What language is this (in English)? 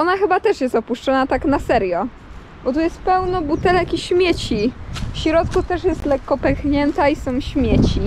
Polish